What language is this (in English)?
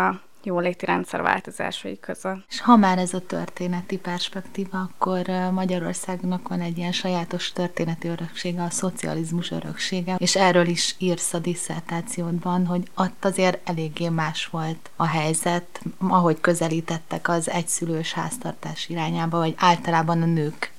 Hungarian